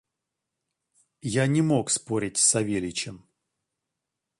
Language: Russian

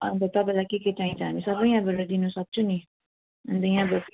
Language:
Nepali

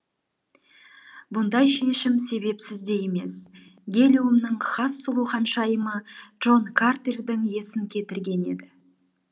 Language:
Kazakh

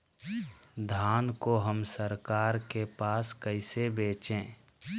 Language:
Magahi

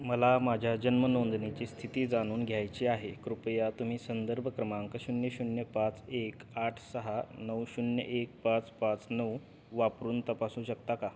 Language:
Marathi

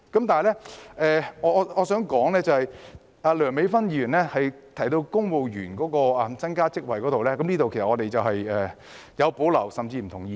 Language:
Cantonese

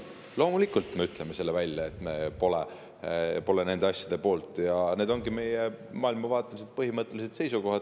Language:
Estonian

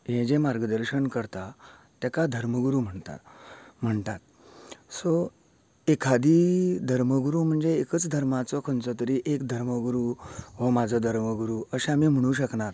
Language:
Konkani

